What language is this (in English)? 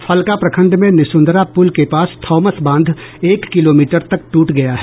Hindi